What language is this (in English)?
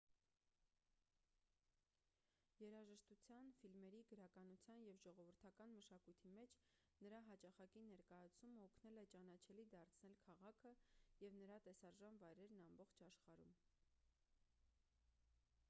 Armenian